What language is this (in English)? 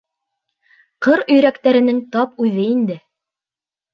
Bashkir